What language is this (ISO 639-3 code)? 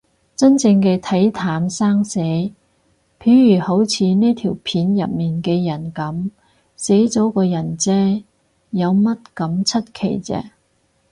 yue